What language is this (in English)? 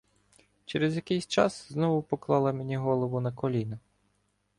Ukrainian